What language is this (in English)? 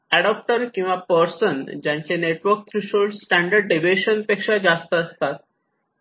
Marathi